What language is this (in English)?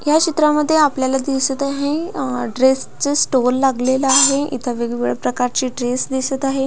Marathi